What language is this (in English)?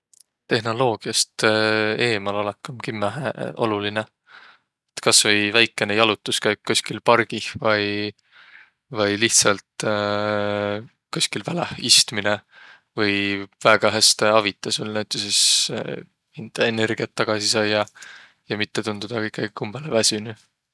Võro